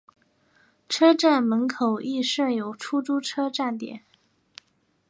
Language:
Chinese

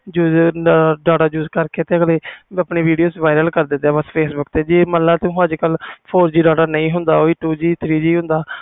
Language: Punjabi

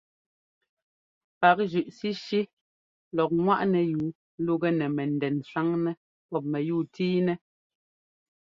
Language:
Ngomba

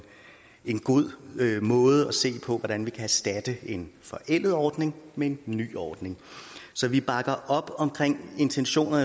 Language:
Danish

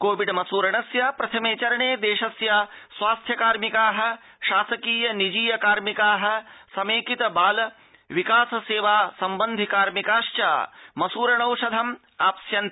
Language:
Sanskrit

